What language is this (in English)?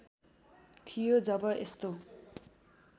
Nepali